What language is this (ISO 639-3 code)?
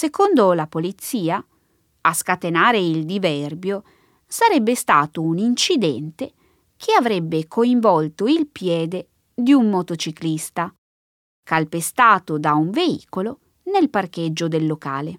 ita